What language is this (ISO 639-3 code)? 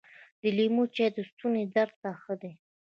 pus